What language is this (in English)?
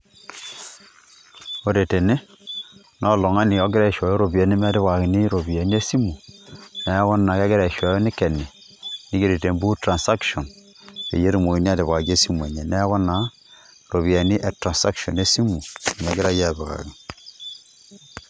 Masai